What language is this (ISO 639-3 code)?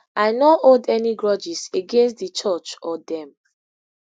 pcm